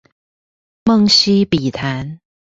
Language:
Chinese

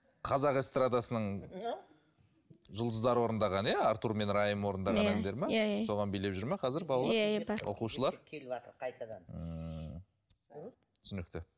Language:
Kazakh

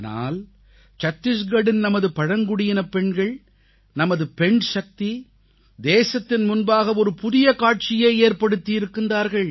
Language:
Tamil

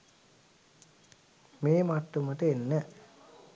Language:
Sinhala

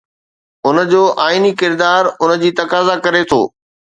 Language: Sindhi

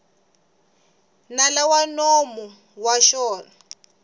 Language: Tsonga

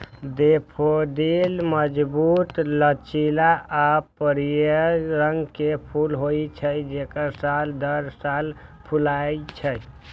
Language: Maithili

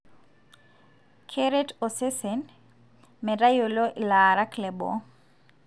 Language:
Masai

